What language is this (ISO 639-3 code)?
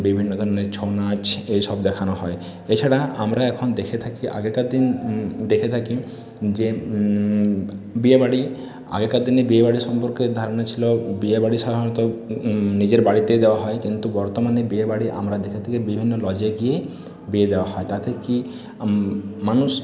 ben